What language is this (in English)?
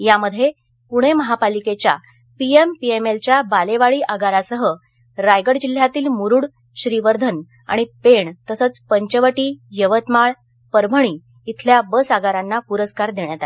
Marathi